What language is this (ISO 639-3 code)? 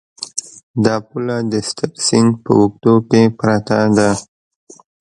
pus